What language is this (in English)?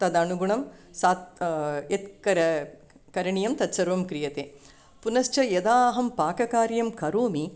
Sanskrit